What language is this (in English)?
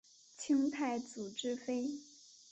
Chinese